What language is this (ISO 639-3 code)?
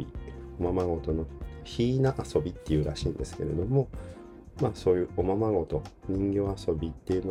jpn